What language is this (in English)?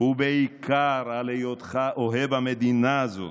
Hebrew